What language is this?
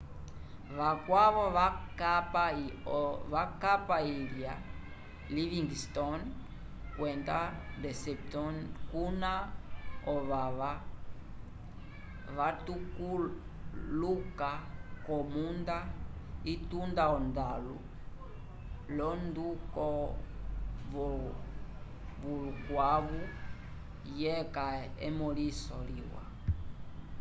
Umbundu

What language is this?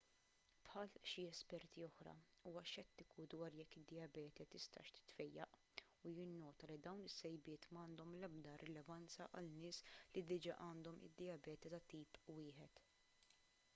Maltese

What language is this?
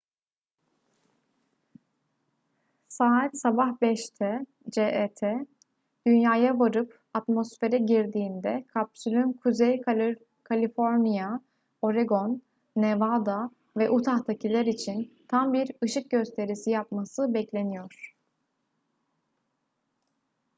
Turkish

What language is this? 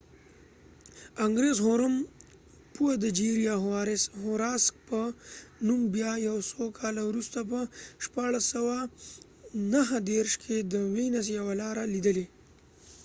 Pashto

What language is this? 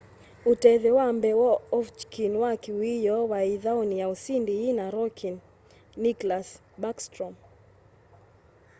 Kamba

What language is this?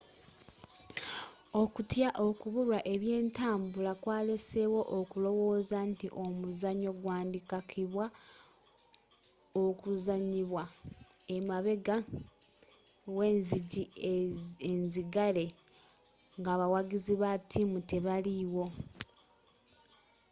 Ganda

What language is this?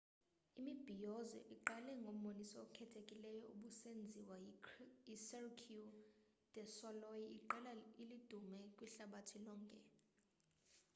Xhosa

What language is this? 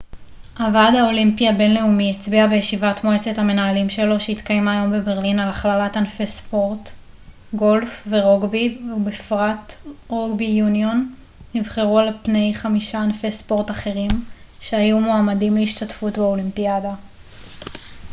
Hebrew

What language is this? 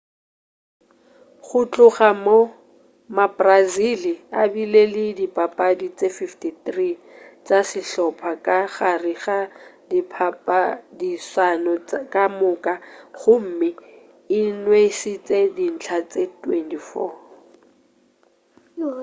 Northern Sotho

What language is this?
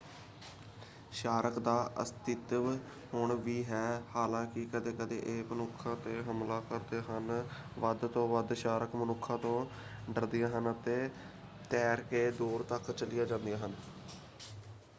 Punjabi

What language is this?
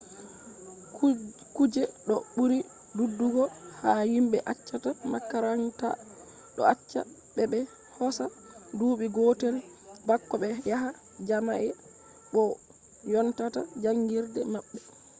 Fula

